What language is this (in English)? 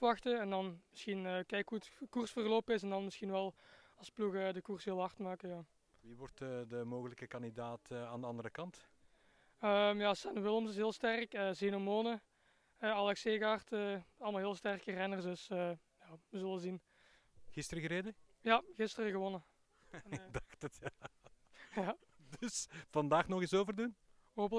Dutch